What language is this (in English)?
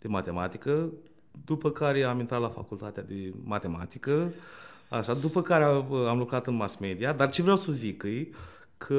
Romanian